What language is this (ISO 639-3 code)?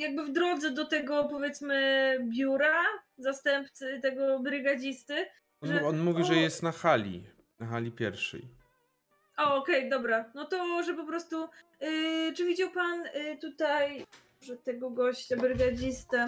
pol